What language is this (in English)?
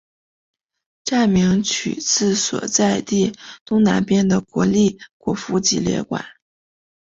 Chinese